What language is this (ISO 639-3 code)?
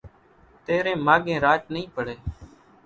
gjk